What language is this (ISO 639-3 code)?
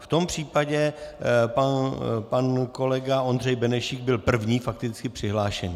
ces